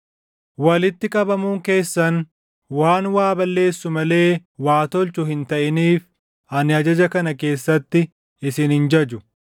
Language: Oromo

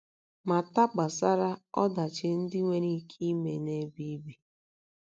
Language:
Igbo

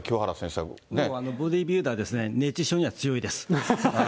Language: Japanese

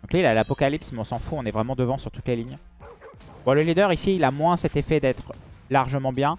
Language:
French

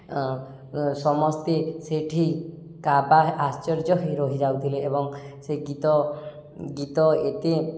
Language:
Odia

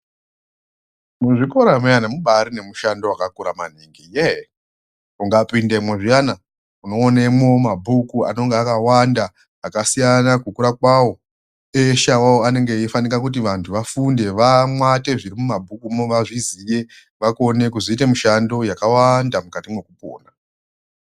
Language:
Ndau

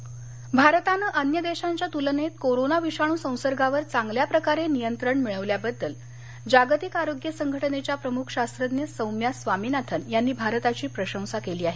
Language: Marathi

